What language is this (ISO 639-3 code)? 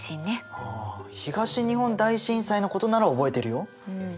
jpn